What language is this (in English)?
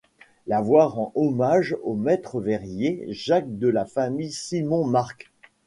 French